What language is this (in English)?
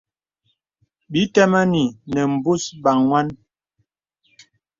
Bebele